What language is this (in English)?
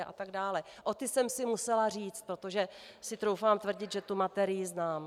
Czech